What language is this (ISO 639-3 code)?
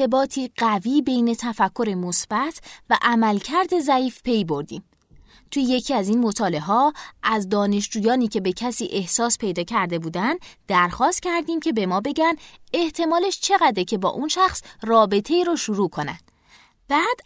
fas